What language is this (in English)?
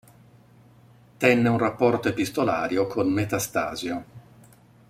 Italian